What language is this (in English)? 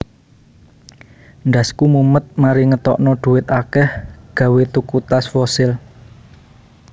Javanese